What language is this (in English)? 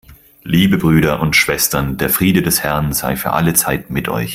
German